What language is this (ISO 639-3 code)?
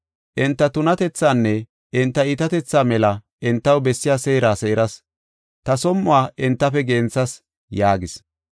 gof